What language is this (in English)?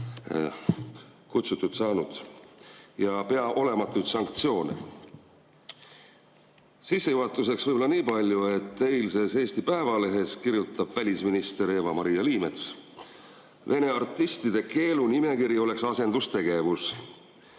Estonian